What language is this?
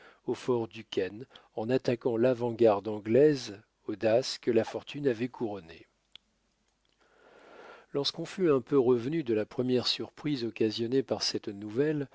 French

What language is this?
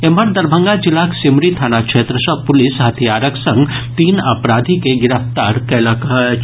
Maithili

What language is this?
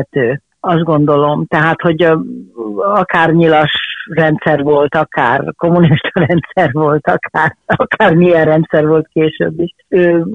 Hungarian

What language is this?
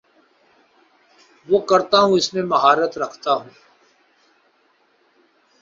Urdu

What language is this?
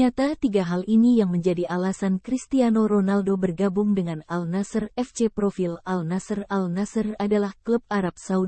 Indonesian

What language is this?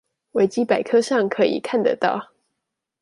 Chinese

